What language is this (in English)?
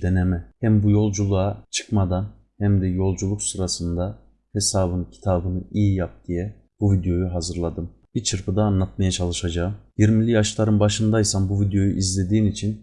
Turkish